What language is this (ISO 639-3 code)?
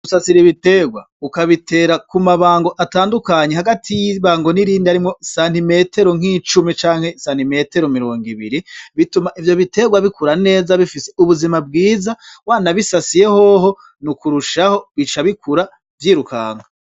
run